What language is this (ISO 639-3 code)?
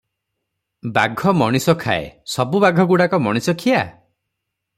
ori